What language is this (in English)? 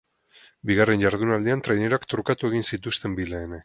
Basque